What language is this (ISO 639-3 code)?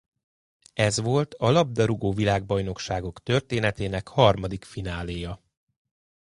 hun